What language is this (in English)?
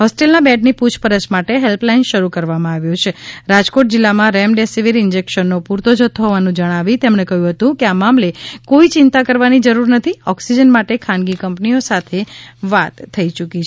Gujarati